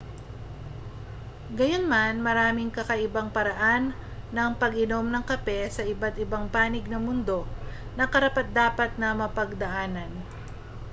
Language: Filipino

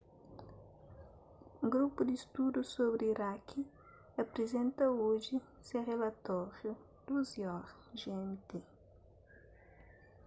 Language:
Kabuverdianu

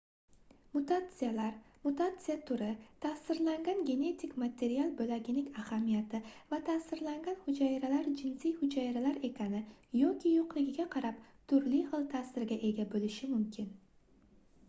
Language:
Uzbek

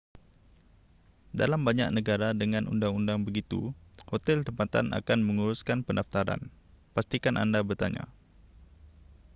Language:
Malay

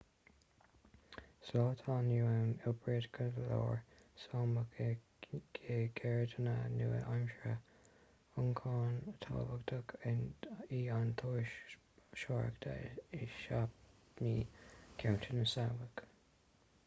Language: Irish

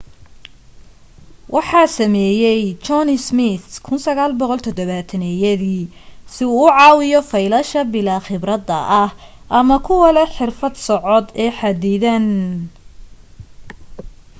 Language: Somali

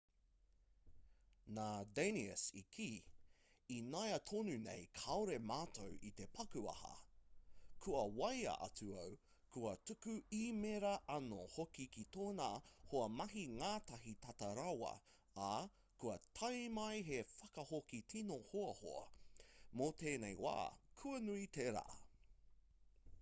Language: Māori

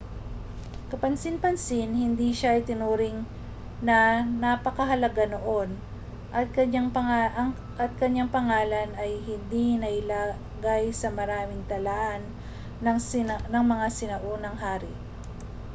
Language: Filipino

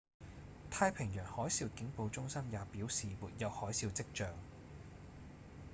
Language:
Cantonese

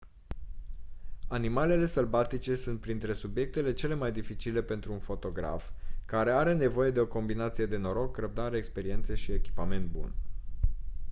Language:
Romanian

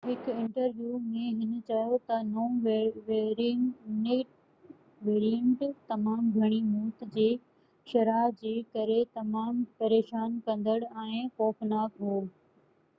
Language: Sindhi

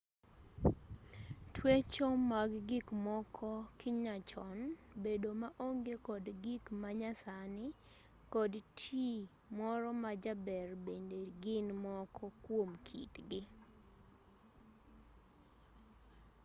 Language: Luo (Kenya and Tanzania)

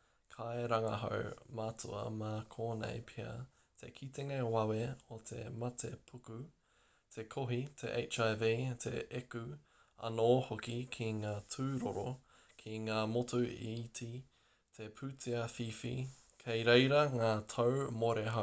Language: Māori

